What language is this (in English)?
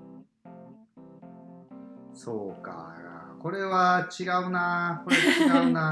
Japanese